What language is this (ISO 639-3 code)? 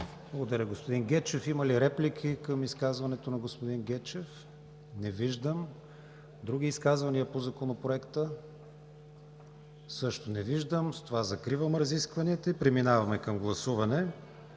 bul